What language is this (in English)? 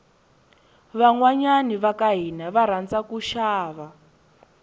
Tsonga